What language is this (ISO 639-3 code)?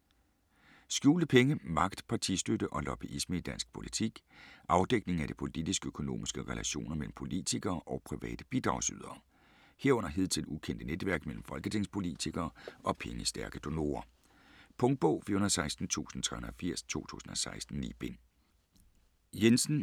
dan